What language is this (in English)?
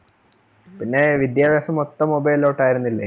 Malayalam